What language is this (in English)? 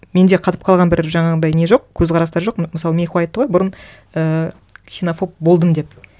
Kazakh